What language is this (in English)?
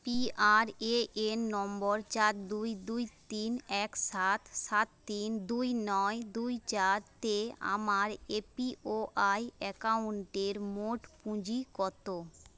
Bangla